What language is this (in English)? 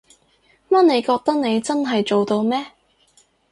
Cantonese